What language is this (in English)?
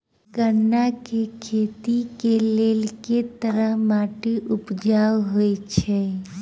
Maithili